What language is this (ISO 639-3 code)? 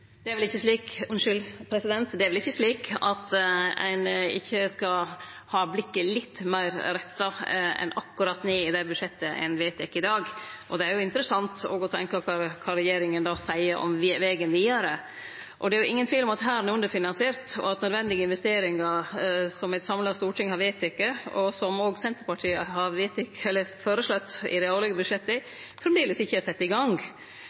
nor